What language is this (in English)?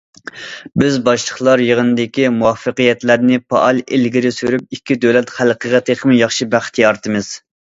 Uyghur